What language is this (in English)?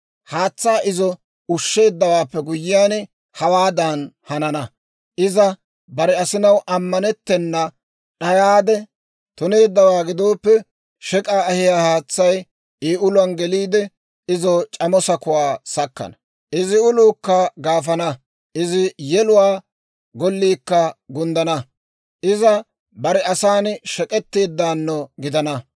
Dawro